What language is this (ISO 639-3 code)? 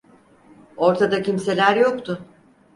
tur